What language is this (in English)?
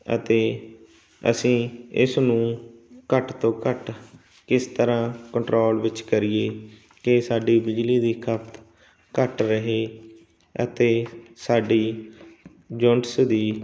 Punjabi